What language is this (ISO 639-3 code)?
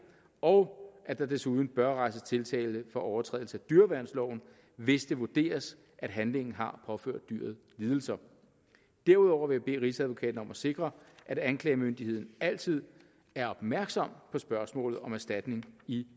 dan